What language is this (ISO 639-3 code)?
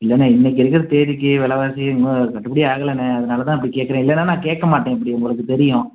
tam